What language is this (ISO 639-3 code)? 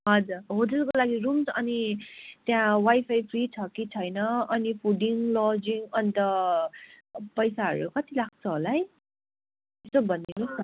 nep